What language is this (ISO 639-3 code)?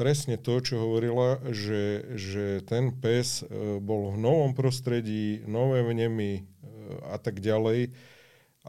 slk